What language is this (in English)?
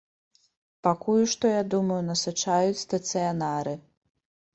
Belarusian